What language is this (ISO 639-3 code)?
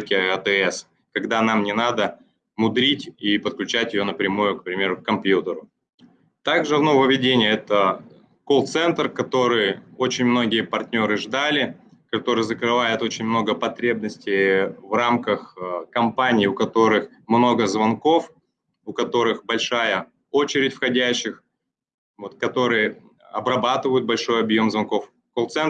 rus